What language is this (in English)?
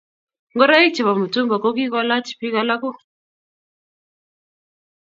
Kalenjin